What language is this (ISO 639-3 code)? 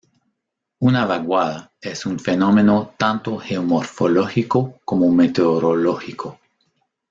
spa